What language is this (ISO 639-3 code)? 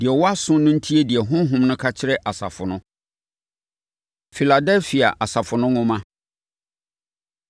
aka